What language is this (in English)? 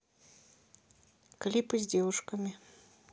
Russian